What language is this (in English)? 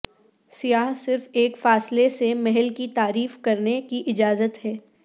Urdu